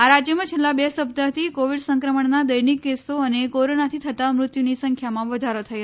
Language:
Gujarati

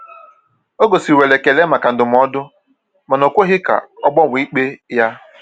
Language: Igbo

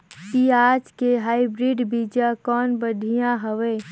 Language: Chhattisgarhi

